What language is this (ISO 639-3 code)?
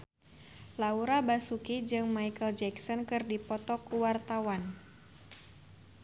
sun